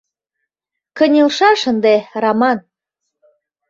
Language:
Mari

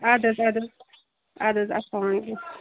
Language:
Kashmiri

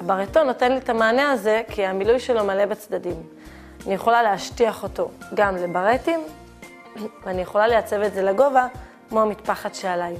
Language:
Hebrew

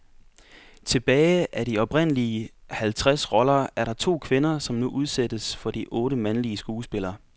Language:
Danish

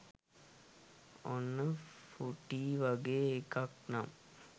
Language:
Sinhala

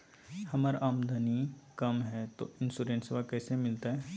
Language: Magahi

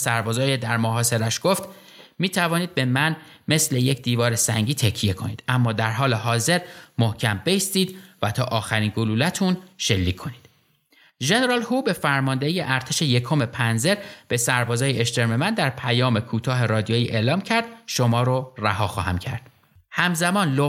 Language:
Persian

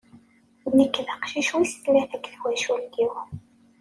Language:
Kabyle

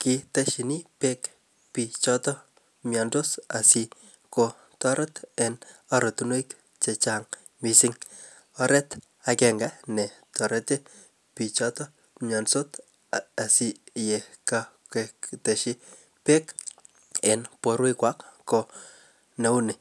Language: Kalenjin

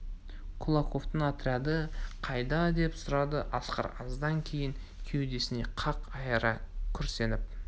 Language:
Kazakh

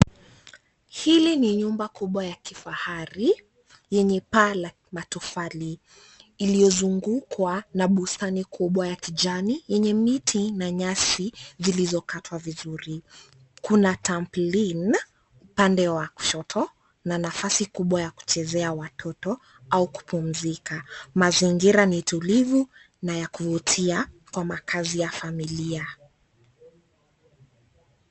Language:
Swahili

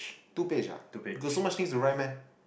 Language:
English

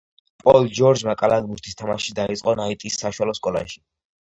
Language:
Georgian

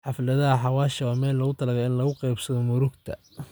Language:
Somali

